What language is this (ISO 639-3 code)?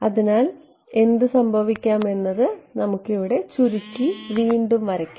mal